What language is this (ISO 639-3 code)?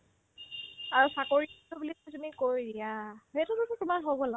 asm